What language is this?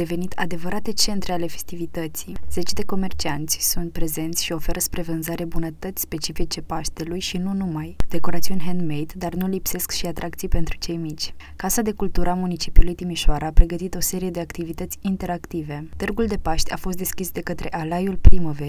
Romanian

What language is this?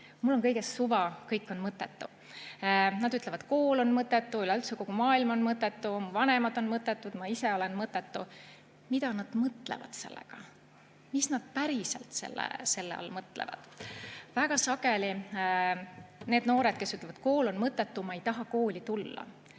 Estonian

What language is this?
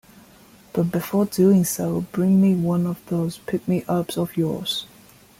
English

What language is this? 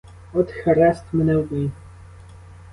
Ukrainian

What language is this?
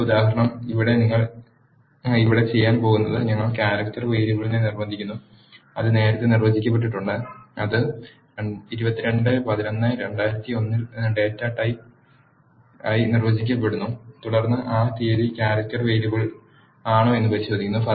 Malayalam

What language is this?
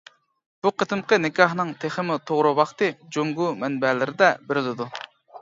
Uyghur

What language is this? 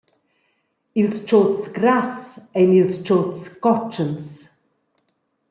Romansh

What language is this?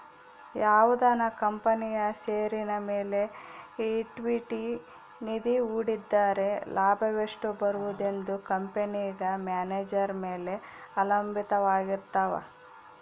Kannada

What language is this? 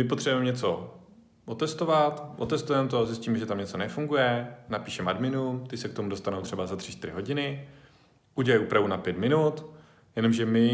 Czech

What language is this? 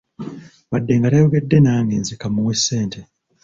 Ganda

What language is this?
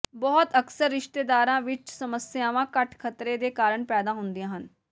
Punjabi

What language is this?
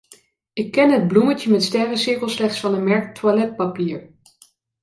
Dutch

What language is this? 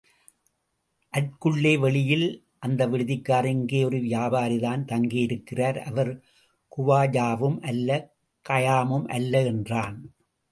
Tamil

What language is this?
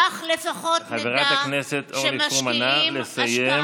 Hebrew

